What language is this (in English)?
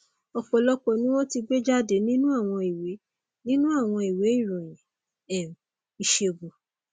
Yoruba